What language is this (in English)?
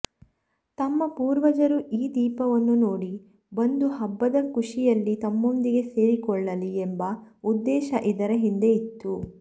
Kannada